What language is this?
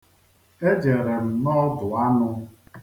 Igbo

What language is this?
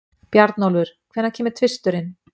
Icelandic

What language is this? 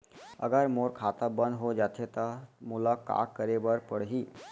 Chhattisgarhi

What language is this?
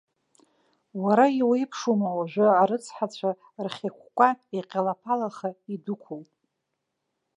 Abkhazian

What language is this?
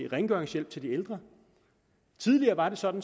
Danish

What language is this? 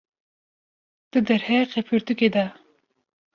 Kurdish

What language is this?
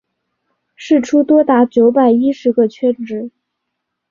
Chinese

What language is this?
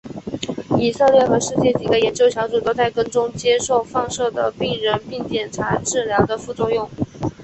Chinese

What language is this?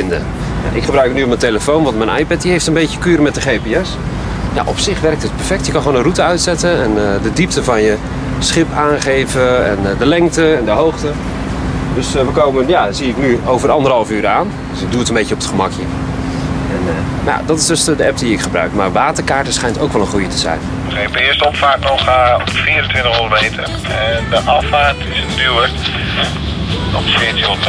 Dutch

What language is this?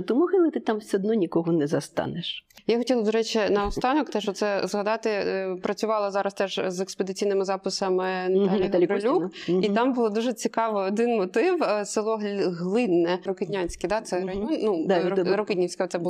Ukrainian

